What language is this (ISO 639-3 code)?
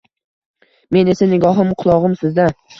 uzb